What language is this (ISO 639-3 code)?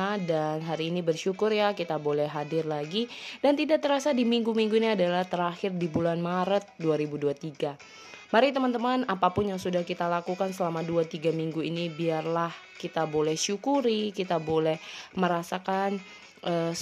ind